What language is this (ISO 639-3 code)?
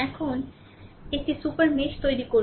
ben